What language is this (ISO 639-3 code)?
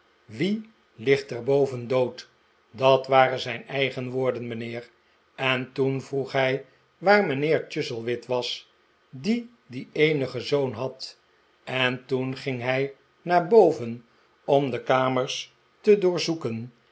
nld